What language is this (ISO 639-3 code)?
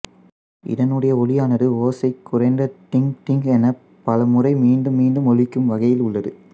tam